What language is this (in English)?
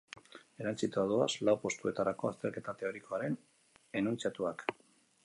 Basque